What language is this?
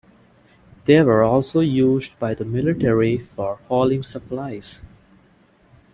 English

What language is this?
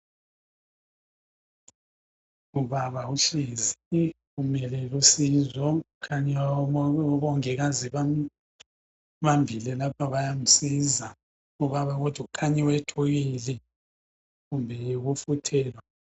North Ndebele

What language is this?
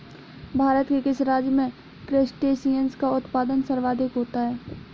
Hindi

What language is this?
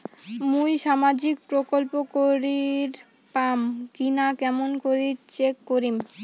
Bangla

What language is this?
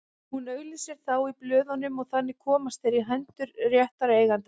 Icelandic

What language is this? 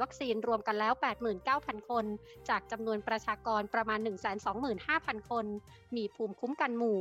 Thai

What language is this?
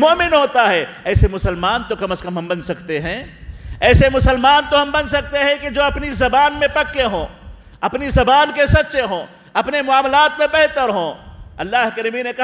Arabic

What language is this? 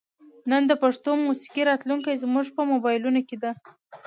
Pashto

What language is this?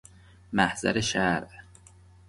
Persian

